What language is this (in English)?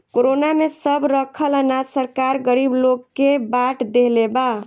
Bhojpuri